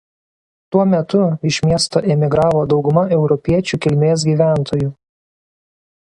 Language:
Lithuanian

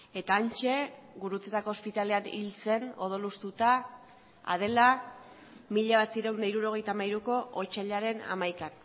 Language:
Basque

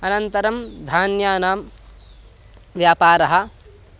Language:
Sanskrit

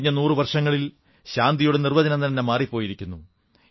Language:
Malayalam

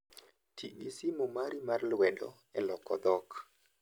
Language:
Luo (Kenya and Tanzania)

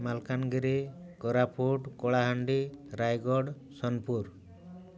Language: Odia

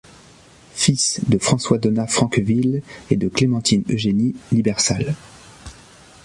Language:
French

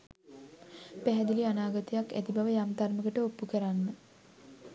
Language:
Sinhala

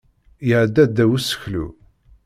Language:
Kabyle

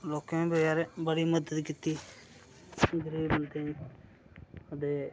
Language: Dogri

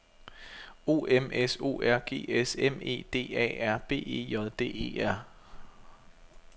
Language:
Danish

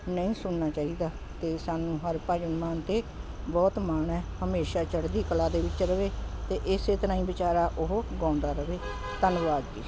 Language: Punjabi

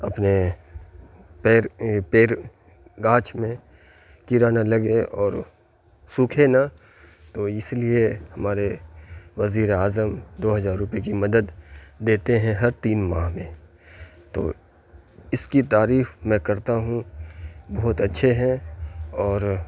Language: Urdu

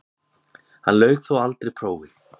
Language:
Icelandic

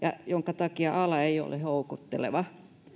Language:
Finnish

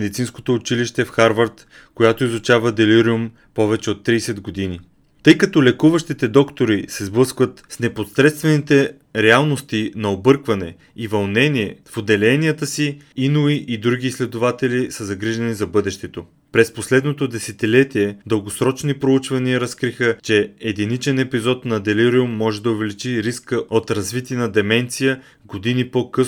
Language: Bulgarian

